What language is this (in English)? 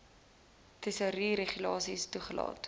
Afrikaans